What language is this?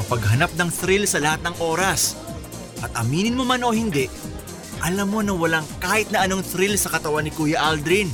Filipino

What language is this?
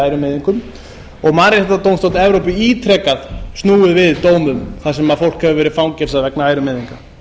Icelandic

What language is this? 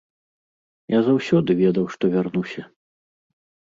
Belarusian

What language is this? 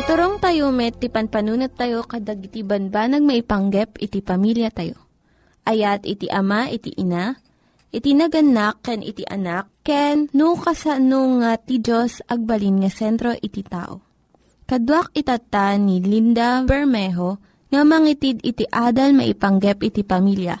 Filipino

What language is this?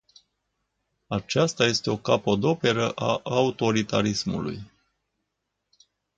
Romanian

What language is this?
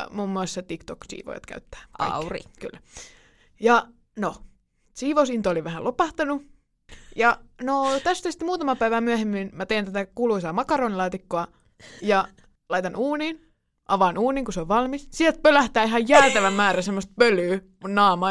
Finnish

